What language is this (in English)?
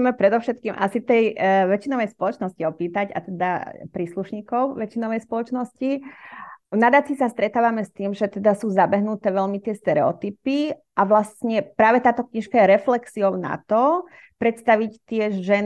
Slovak